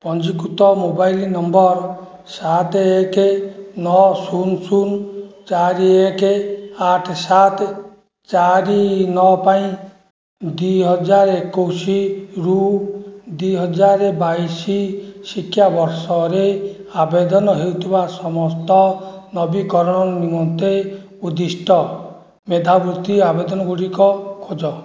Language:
Odia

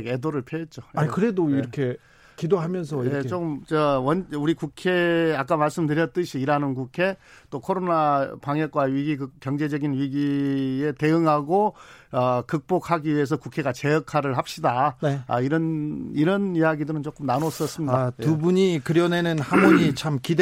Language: Korean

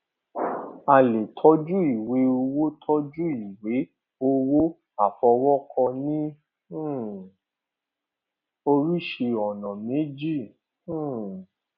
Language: Yoruba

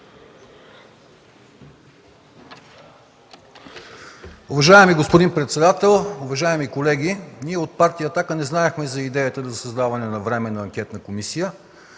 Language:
Bulgarian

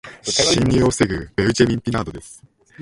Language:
Japanese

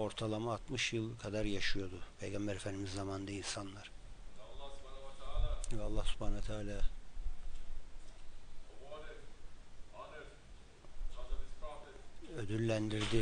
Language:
Turkish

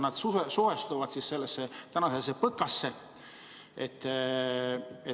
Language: Estonian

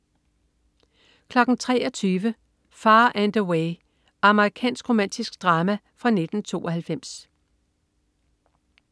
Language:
Danish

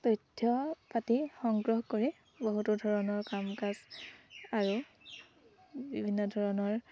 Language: Assamese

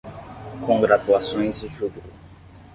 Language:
Portuguese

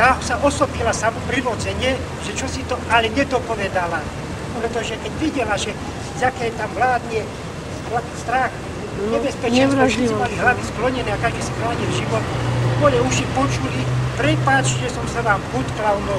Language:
Czech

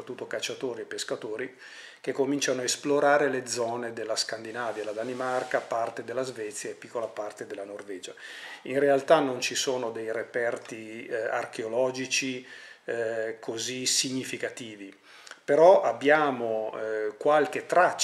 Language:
Italian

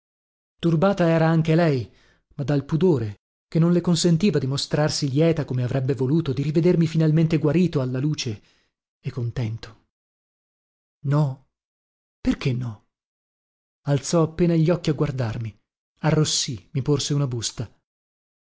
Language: Italian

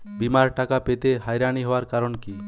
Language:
Bangla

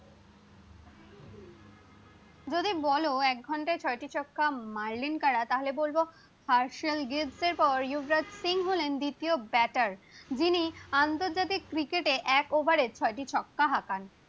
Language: Bangla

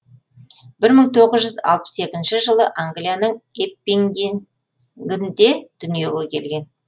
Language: Kazakh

